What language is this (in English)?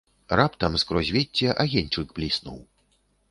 Belarusian